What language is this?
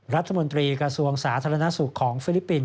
Thai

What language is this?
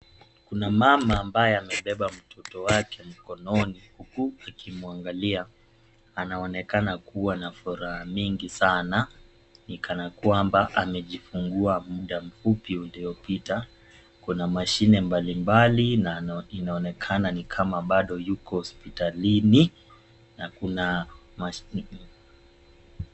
Swahili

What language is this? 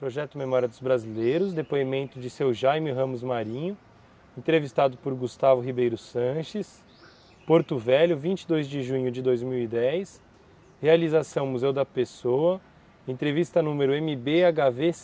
Portuguese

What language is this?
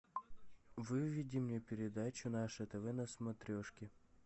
Russian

